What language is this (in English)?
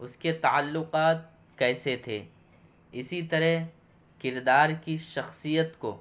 Urdu